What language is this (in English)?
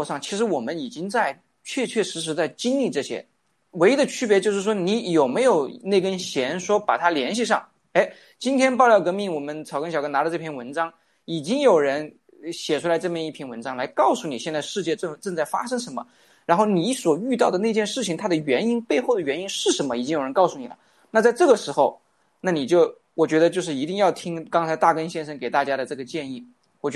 Chinese